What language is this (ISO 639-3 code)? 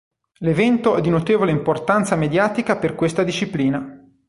ita